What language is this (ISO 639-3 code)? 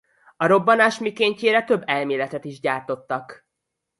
hun